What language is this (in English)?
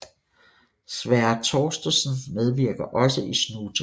Danish